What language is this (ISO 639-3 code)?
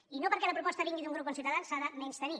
cat